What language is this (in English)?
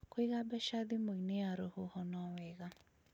Kikuyu